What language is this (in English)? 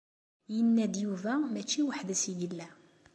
Kabyle